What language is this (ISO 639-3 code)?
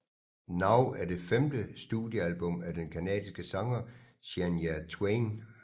dan